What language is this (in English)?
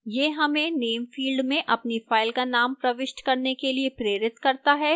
Hindi